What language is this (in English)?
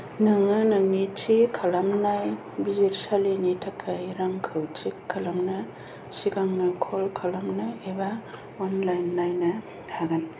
Bodo